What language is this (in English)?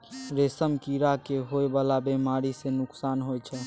Maithili